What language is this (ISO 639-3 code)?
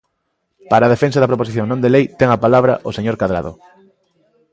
glg